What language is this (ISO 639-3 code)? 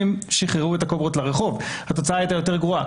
heb